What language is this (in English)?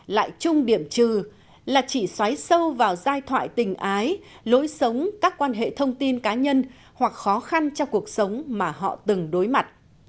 Vietnamese